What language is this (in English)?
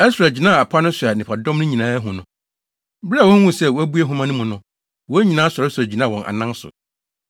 Akan